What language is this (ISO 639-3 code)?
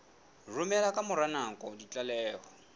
sot